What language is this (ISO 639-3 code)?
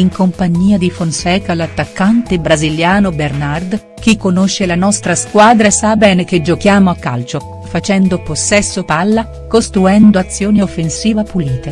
ita